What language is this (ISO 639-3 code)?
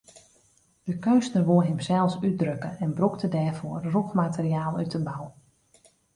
fry